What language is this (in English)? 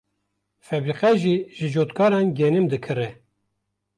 Kurdish